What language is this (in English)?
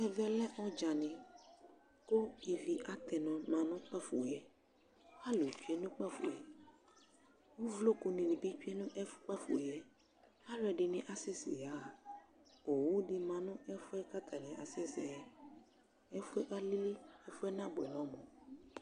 Ikposo